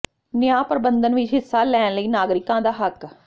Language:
Punjabi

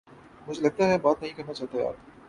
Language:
Urdu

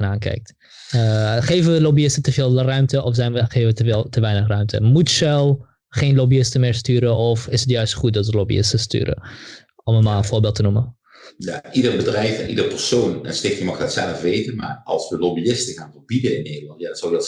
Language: Dutch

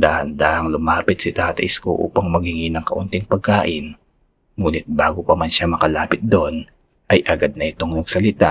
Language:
Filipino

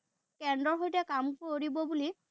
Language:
Assamese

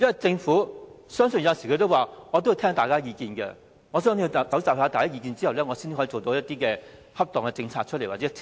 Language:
Cantonese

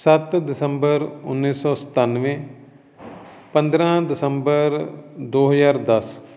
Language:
Punjabi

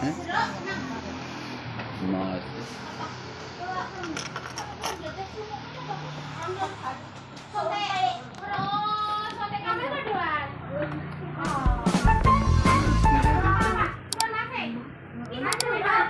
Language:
Indonesian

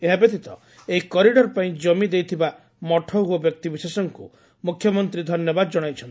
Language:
Odia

